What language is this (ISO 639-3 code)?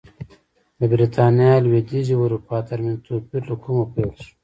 pus